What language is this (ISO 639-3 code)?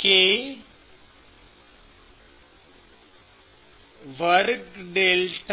guj